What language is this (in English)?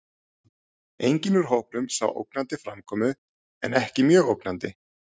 Icelandic